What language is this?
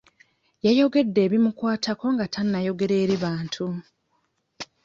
Ganda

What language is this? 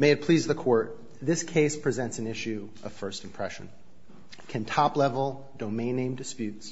English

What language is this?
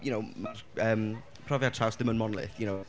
Welsh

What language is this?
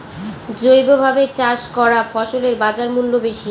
Bangla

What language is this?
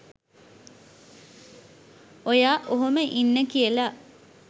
Sinhala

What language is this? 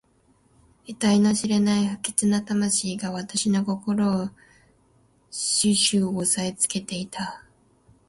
Japanese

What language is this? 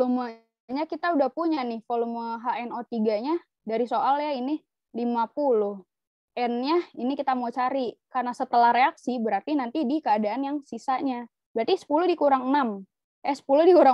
Indonesian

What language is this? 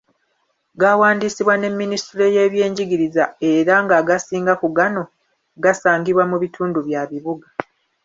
Ganda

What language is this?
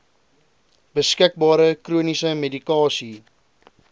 Afrikaans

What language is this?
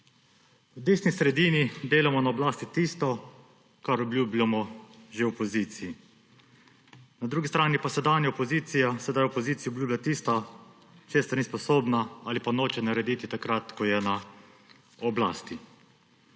Slovenian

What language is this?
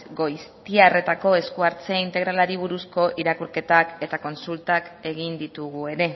Basque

